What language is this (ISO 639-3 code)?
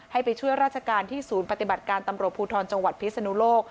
tha